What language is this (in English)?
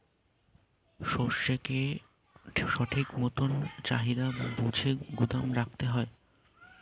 Bangla